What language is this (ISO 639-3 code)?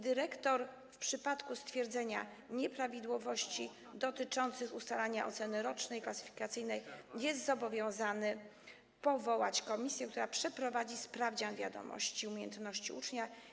pol